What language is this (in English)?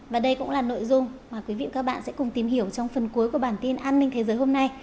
Vietnamese